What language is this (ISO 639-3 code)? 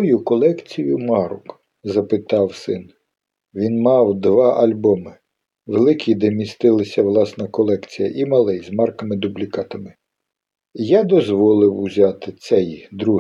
ukr